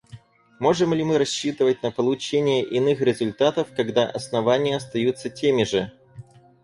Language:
Russian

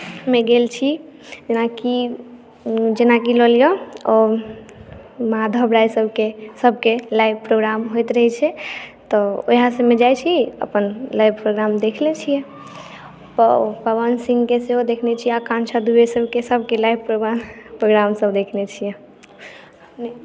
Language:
Maithili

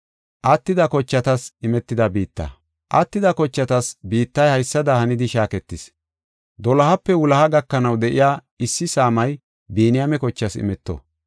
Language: Gofa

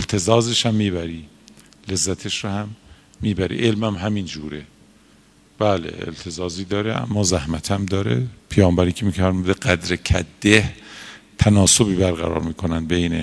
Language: Persian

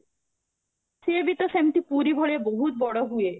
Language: Odia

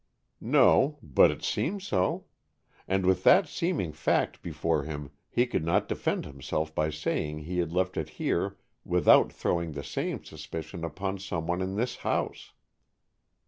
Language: English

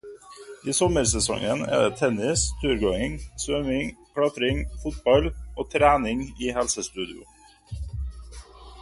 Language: Norwegian Bokmål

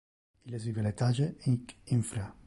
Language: Interlingua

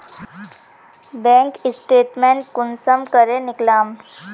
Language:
Magahi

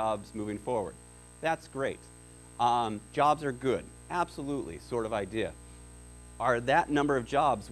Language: English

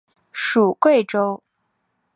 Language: Chinese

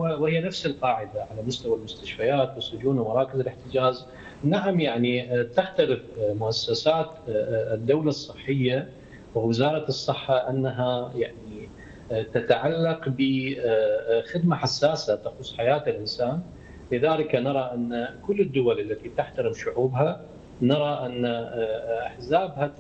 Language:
Arabic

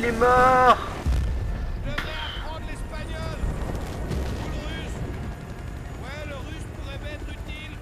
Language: French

